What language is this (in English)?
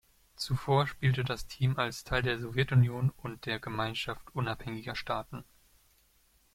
German